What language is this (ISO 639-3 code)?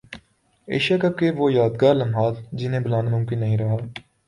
urd